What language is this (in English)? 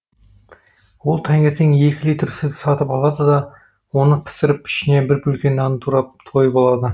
Kazakh